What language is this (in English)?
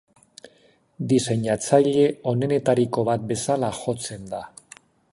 Basque